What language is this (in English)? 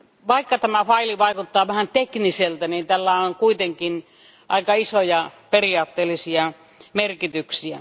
Finnish